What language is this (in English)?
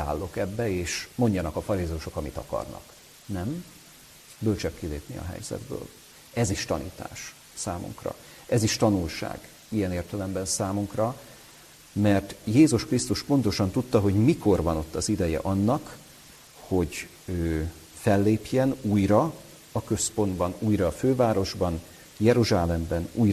Hungarian